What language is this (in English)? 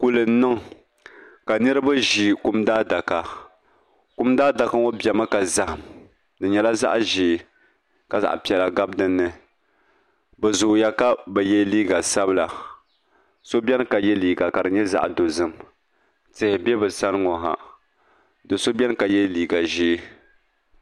Dagbani